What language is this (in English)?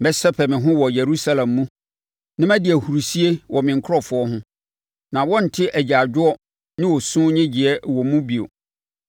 Akan